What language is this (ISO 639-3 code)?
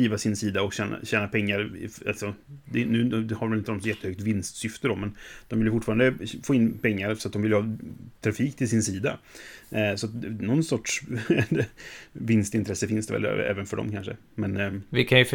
swe